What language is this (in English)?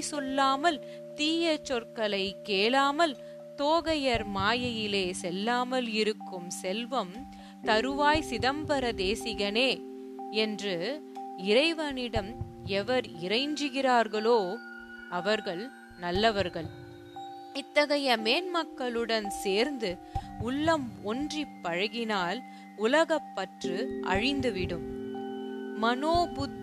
Tamil